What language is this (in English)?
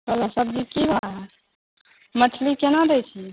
Maithili